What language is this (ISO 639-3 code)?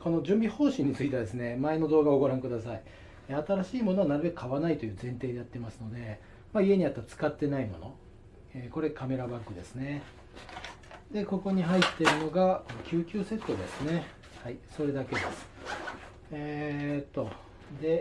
jpn